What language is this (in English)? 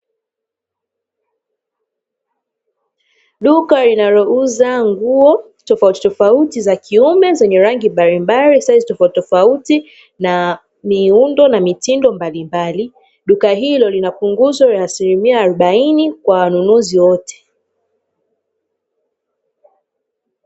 Swahili